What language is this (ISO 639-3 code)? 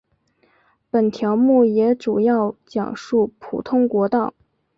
zho